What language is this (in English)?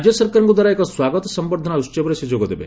Odia